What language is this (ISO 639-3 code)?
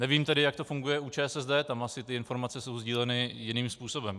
ces